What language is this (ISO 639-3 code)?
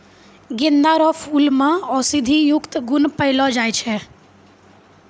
mai